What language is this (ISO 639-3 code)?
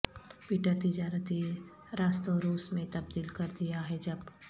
urd